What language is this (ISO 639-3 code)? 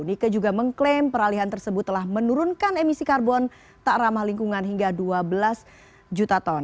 ind